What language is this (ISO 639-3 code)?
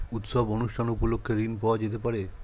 ben